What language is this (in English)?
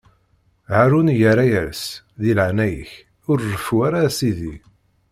Kabyle